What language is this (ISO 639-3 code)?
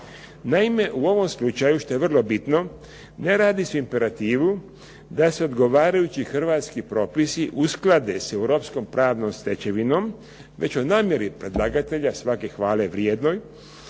hrv